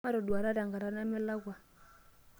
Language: Masai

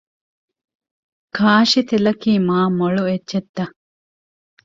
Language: Divehi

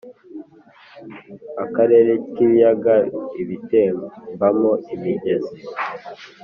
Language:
Kinyarwanda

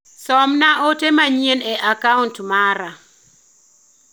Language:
Luo (Kenya and Tanzania)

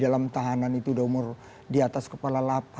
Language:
Indonesian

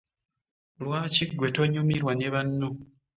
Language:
Ganda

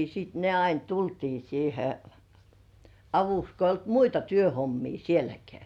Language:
Finnish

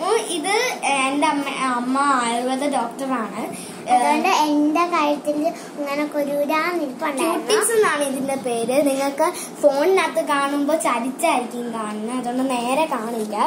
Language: Turkish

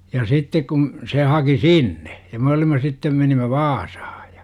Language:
Finnish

